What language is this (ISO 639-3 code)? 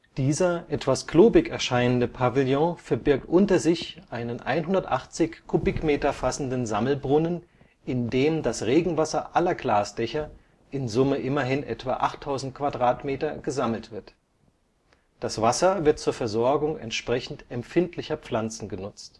deu